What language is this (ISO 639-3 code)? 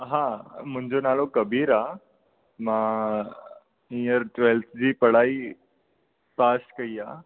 snd